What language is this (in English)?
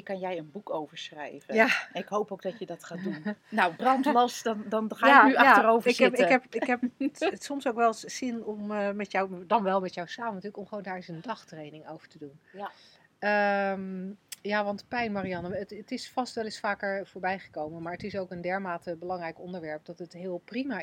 Dutch